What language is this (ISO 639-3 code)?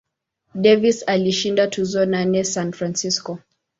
swa